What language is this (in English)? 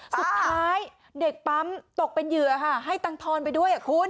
Thai